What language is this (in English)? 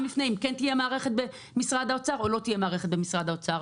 Hebrew